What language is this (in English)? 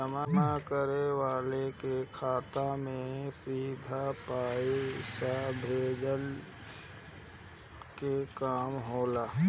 Bhojpuri